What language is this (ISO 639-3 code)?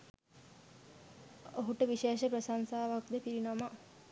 sin